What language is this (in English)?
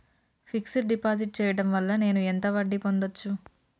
Telugu